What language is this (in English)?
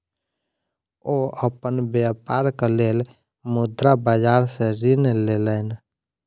Maithili